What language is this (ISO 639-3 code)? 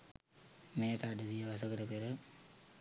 sin